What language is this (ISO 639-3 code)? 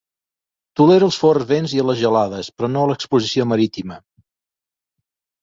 cat